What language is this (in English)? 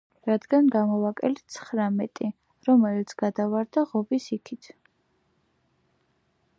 Georgian